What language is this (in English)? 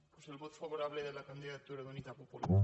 Catalan